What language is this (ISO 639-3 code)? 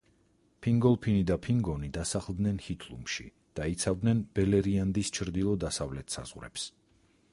kat